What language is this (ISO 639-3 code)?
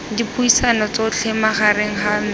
tsn